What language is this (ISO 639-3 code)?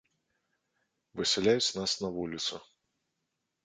bel